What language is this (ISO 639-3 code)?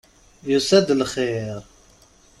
kab